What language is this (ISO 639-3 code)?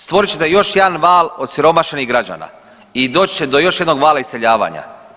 hrv